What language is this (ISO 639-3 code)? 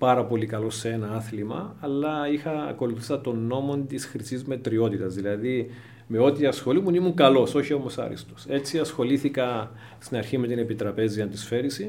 ell